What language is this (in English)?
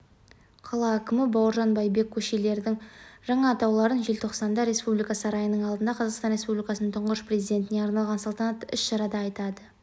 Kazakh